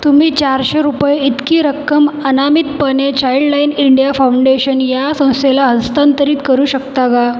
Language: Marathi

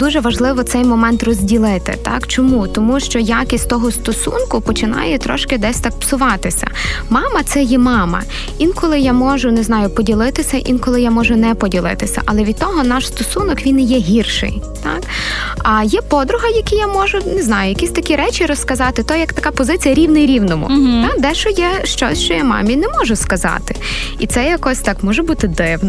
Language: Ukrainian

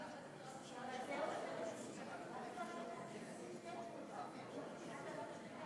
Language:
Hebrew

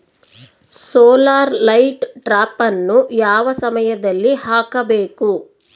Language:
Kannada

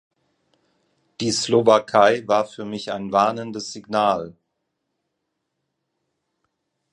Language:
German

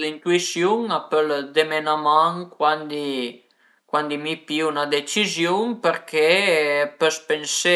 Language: Piedmontese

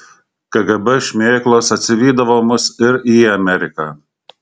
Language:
Lithuanian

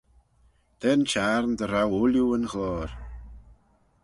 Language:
Manx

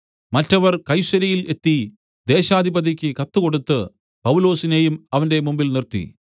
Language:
Malayalam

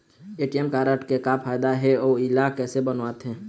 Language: Chhattisgarhi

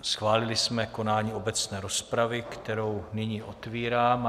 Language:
Czech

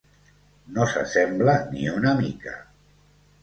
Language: Catalan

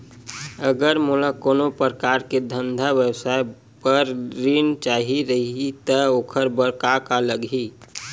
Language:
Chhattisgarhi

